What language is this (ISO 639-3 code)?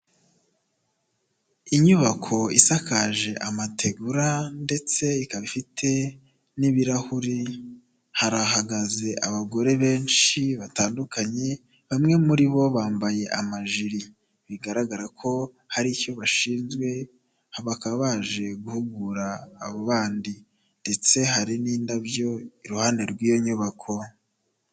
kin